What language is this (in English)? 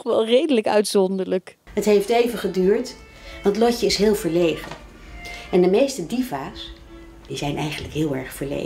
Dutch